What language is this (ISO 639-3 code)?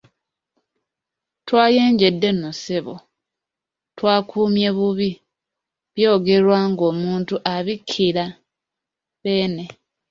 lug